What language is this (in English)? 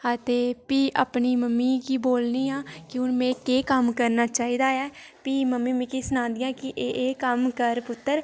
Dogri